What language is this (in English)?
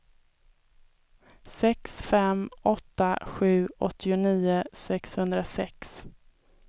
Swedish